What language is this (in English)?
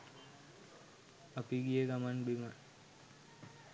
Sinhala